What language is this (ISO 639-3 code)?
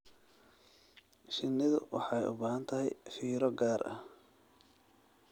som